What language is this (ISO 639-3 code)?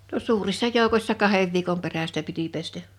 fin